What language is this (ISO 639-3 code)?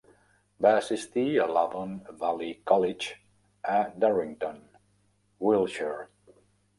cat